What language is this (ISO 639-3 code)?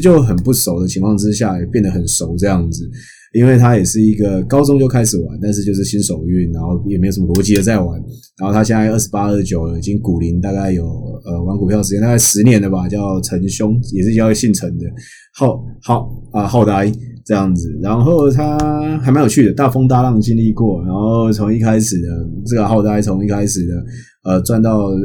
zho